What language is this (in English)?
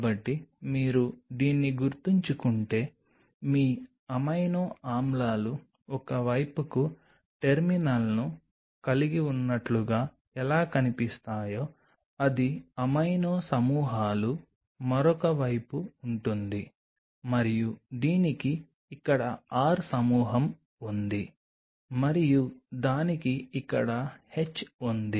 Telugu